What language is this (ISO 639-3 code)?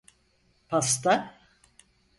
tur